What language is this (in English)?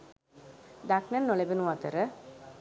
Sinhala